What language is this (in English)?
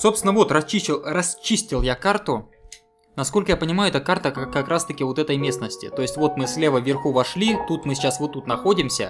Russian